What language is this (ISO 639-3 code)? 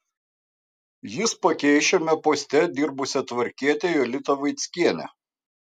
lit